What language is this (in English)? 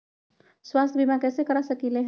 Magahi